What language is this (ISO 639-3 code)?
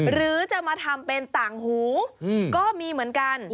tha